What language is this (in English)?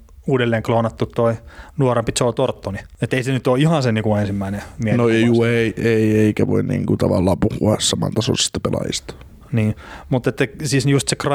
Finnish